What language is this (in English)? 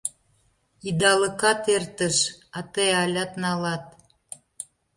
Mari